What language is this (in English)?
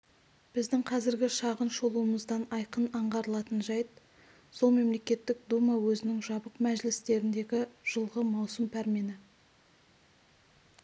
Kazakh